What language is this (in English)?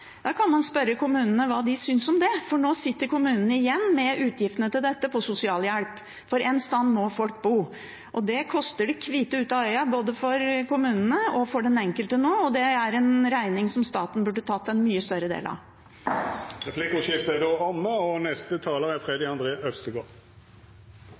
Norwegian